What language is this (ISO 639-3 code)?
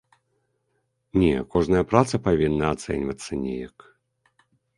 bel